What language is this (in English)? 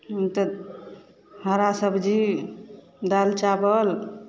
Maithili